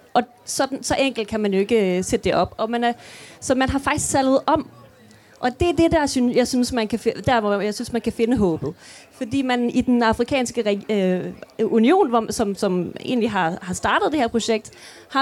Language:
Danish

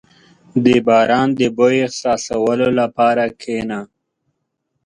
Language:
Pashto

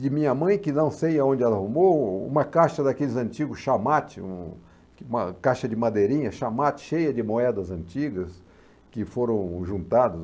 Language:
Portuguese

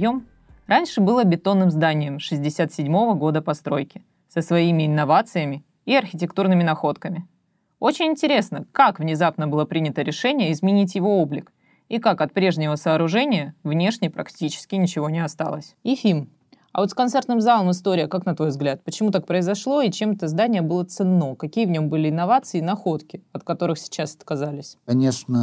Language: Russian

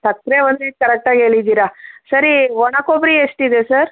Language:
Kannada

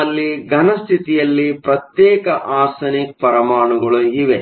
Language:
Kannada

